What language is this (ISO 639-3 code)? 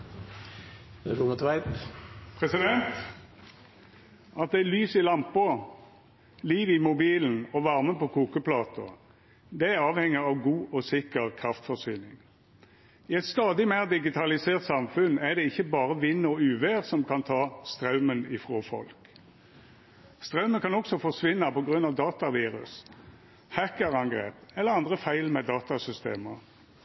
nno